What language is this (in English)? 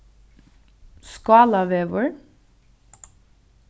Faroese